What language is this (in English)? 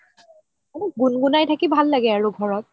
Assamese